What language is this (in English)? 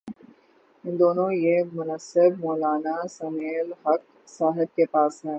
Urdu